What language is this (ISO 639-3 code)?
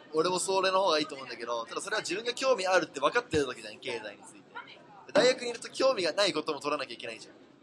jpn